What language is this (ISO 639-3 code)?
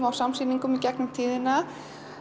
isl